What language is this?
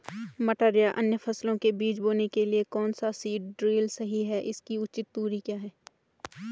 Hindi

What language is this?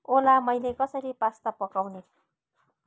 Nepali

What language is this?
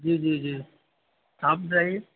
Urdu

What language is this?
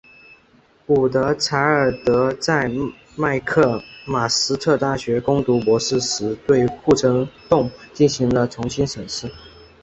Chinese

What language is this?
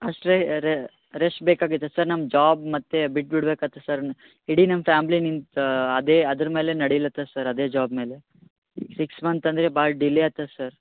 Kannada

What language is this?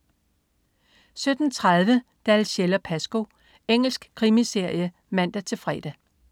Danish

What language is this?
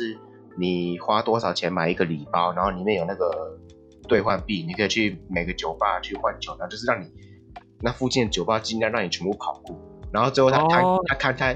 Chinese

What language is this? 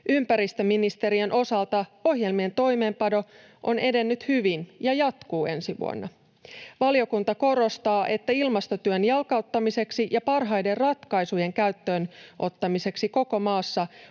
Finnish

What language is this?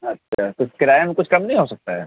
Urdu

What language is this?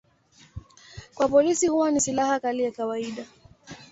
Swahili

